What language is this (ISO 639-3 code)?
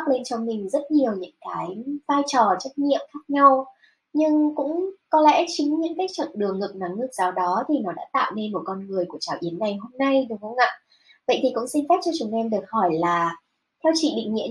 vie